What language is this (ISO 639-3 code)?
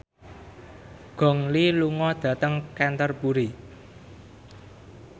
jav